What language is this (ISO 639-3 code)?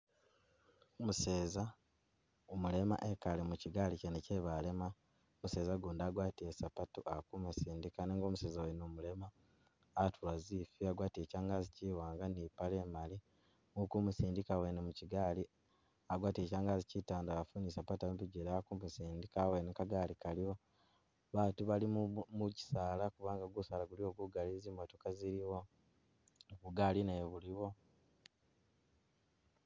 myx